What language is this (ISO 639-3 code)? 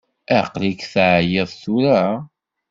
kab